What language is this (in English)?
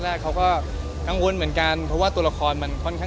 Thai